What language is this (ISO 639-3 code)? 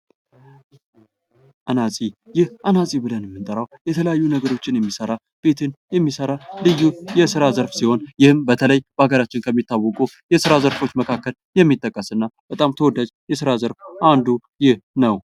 amh